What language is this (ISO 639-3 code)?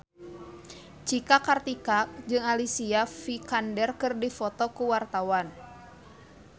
sun